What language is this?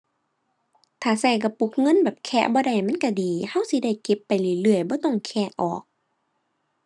Thai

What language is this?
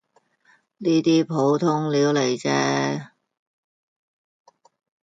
Cantonese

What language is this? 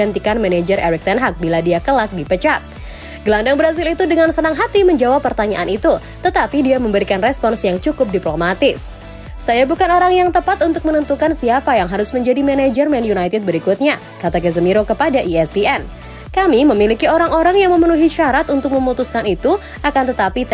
Indonesian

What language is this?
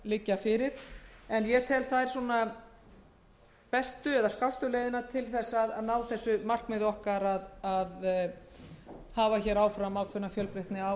Icelandic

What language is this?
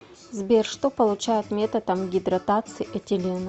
Russian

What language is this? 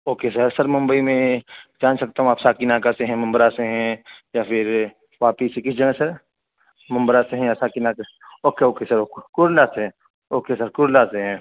Urdu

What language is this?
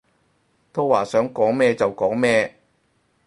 Cantonese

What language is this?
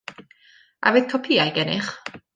Welsh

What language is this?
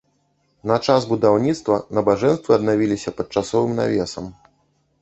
Belarusian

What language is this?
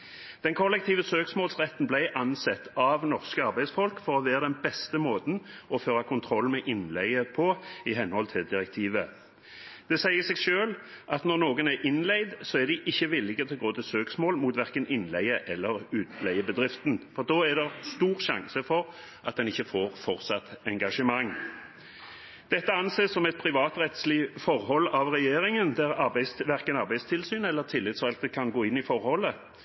Norwegian Bokmål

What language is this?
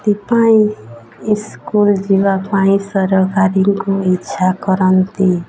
Odia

